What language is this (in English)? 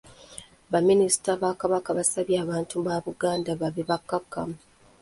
Ganda